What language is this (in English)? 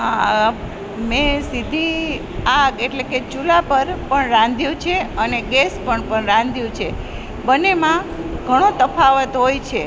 Gujarati